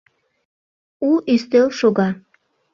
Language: Mari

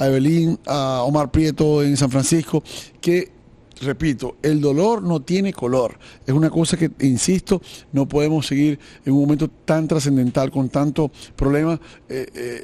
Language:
Spanish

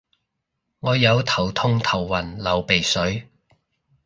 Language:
Cantonese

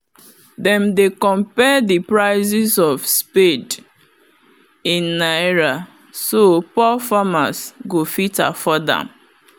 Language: Nigerian Pidgin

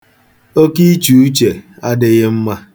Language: Igbo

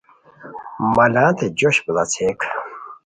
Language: Khowar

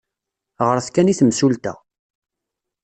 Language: Kabyle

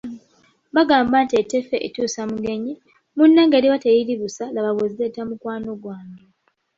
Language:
Ganda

